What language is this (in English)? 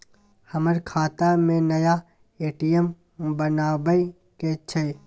Maithili